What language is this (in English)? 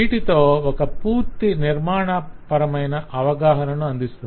Telugu